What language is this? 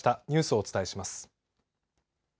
Japanese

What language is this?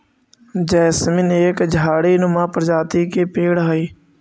Magahi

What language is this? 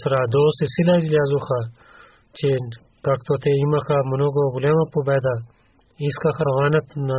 Bulgarian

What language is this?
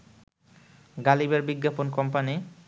Bangla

